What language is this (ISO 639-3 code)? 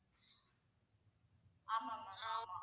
tam